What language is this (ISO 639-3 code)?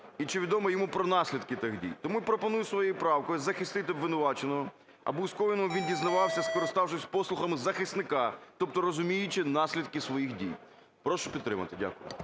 ukr